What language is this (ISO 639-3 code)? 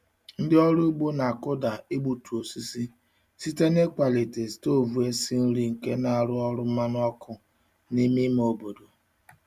ibo